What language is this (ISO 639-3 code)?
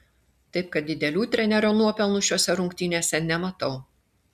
lit